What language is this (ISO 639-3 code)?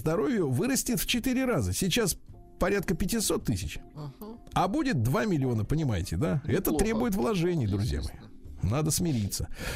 rus